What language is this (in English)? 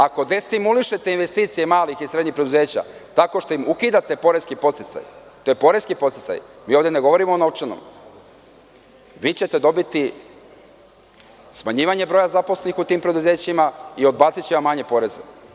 Serbian